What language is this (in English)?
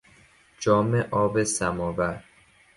Persian